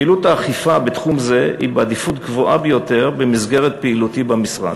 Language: Hebrew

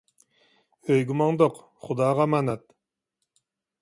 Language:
Uyghur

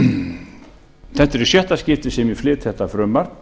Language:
Icelandic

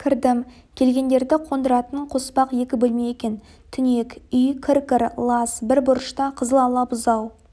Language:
Kazakh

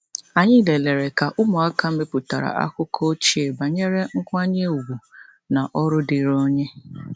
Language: Igbo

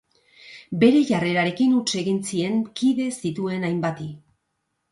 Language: Basque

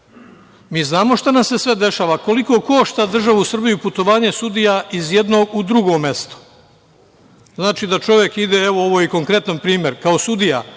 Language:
Serbian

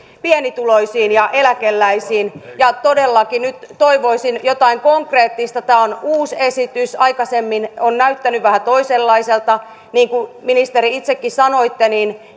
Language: Finnish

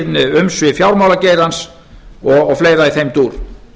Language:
Icelandic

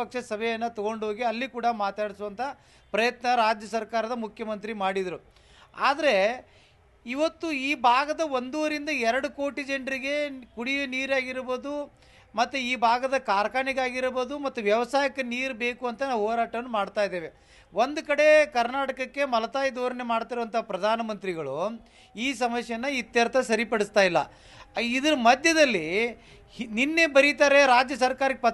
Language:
Kannada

